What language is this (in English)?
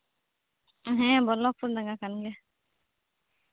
Santali